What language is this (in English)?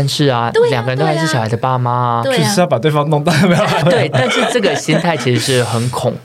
Chinese